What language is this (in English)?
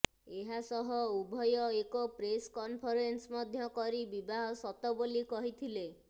Odia